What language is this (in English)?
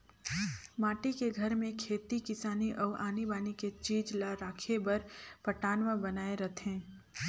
Chhattisgarhi